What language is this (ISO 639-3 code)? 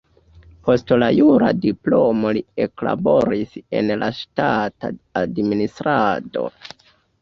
epo